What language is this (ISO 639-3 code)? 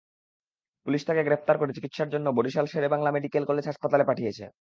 ben